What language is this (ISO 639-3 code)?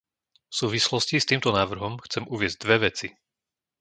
slk